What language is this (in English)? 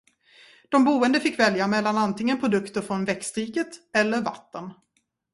Swedish